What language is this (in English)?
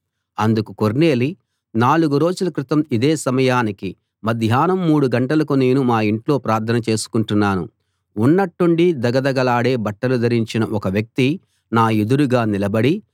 Telugu